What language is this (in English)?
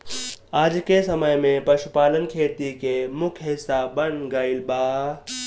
Bhojpuri